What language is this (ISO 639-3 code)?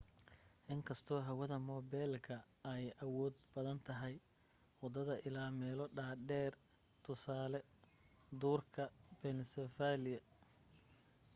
som